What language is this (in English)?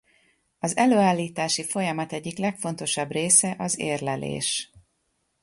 Hungarian